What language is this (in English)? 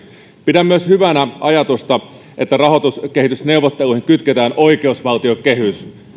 Finnish